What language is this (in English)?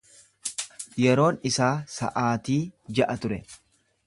Oromo